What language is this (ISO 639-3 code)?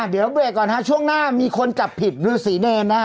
tha